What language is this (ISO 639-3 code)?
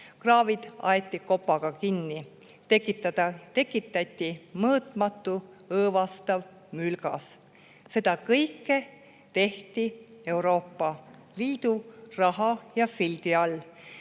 est